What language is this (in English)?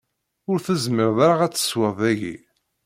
Kabyle